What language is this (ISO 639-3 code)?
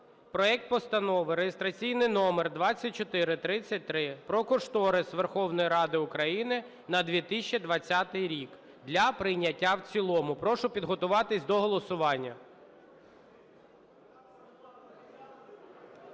ukr